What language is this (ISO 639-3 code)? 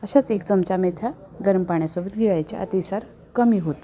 mar